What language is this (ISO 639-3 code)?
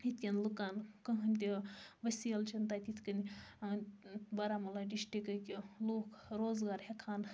kas